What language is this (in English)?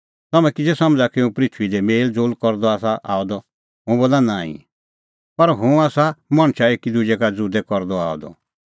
Kullu Pahari